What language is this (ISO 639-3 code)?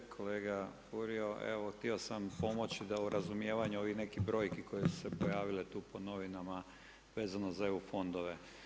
hrv